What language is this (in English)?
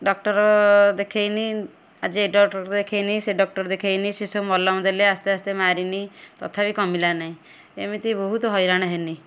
Odia